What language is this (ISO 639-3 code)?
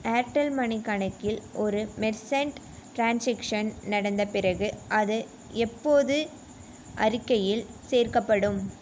tam